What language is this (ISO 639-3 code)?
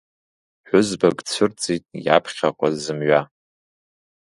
abk